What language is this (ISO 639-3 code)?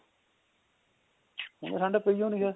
pan